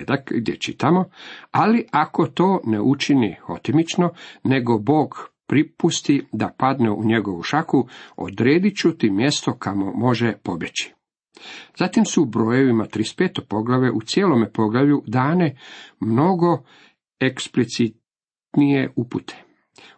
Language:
Croatian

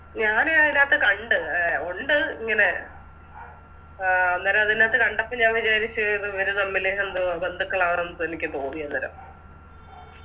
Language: Malayalam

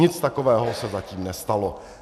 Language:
Czech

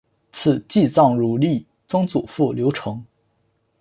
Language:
Chinese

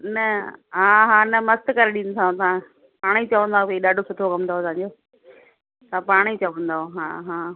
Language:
Sindhi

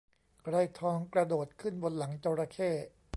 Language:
Thai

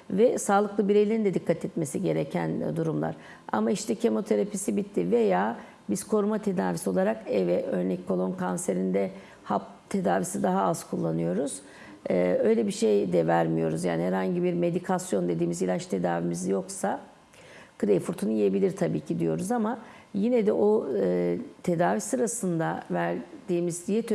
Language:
Turkish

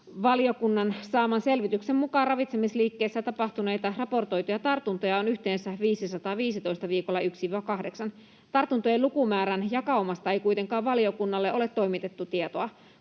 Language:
Finnish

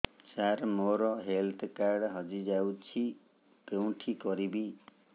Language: Odia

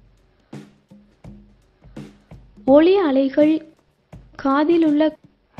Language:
Tamil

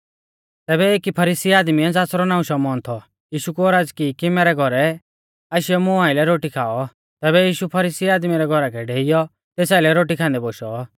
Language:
Mahasu Pahari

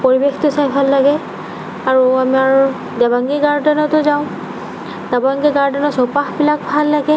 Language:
Assamese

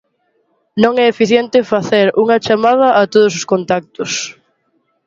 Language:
Galician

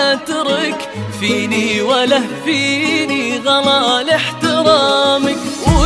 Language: Arabic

